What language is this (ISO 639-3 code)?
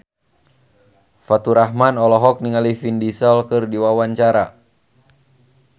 sun